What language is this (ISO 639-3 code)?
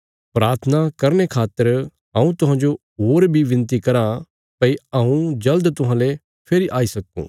kfs